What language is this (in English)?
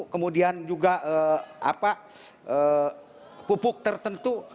Indonesian